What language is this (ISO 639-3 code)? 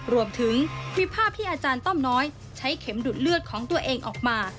tha